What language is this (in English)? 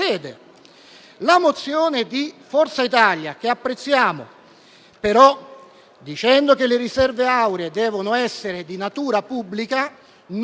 Italian